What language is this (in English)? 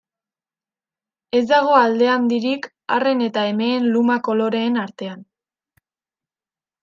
Basque